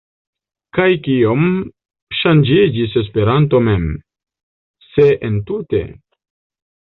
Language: Esperanto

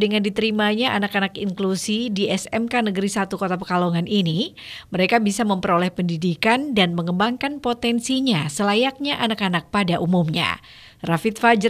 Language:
Indonesian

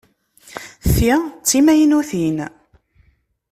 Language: Kabyle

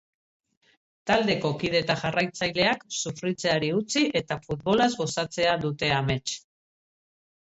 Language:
Basque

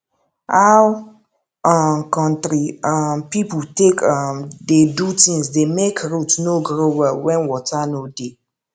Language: Nigerian Pidgin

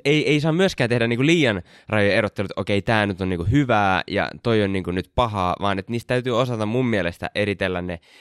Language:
Finnish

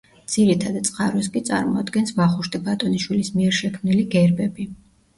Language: Georgian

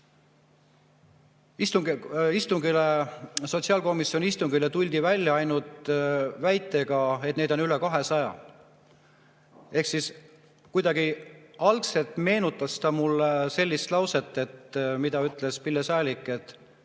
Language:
Estonian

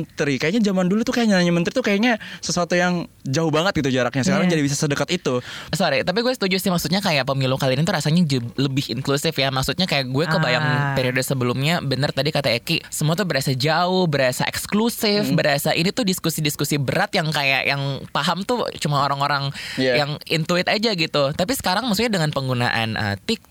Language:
Indonesian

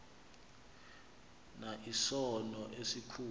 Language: Xhosa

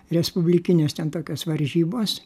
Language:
Lithuanian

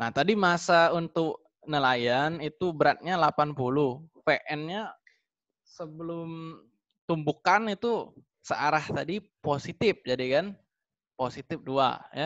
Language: Indonesian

